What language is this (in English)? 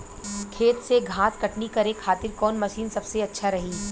Bhojpuri